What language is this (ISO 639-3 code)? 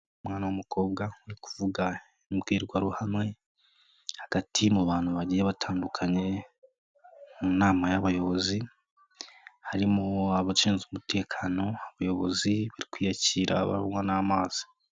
kin